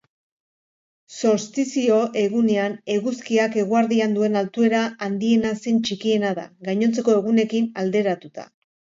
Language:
Basque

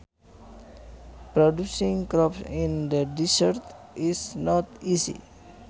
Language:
Sundanese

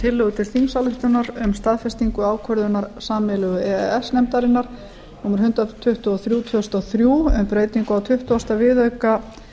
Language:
Icelandic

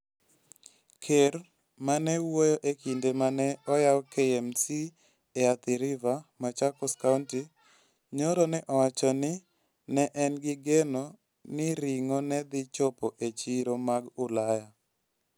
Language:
Luo (Kenya and Tanzania)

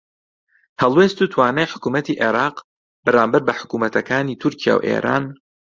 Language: Central Kurdish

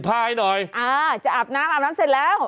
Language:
Thai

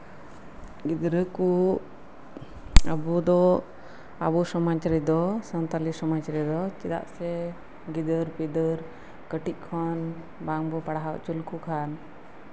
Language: Santali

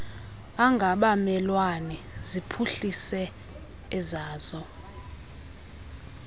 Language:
Xhosa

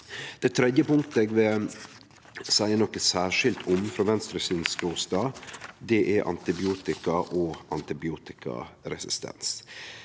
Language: Norwegian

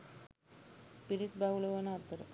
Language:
Sinhala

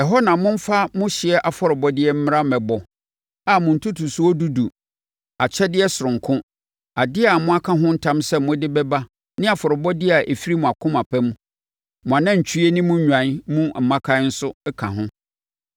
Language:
Akan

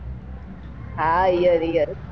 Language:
Gujarati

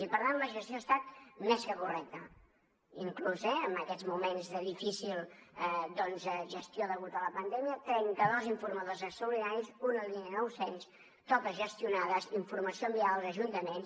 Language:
Catalan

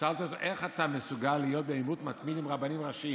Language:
Hebrew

